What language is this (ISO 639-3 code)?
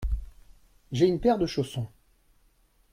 fra